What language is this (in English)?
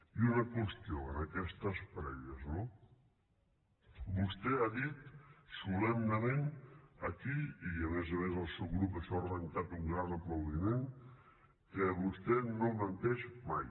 Catalan